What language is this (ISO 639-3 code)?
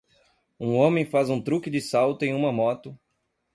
por